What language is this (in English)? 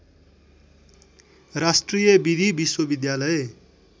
Nepali